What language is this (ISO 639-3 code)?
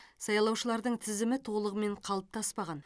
kaz